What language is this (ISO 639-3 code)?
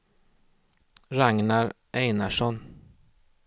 swe